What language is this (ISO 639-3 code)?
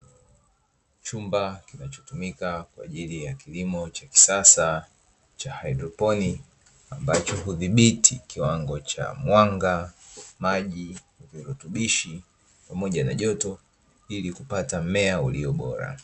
swa